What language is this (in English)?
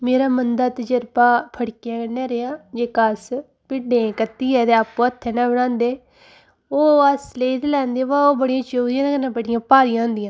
Dogri